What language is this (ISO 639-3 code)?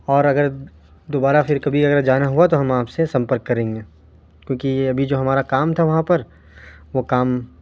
urd